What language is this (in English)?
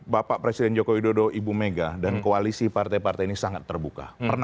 Indonesian